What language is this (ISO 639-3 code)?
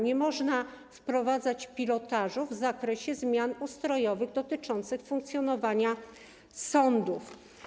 pol